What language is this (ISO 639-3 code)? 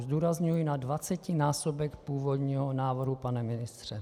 ces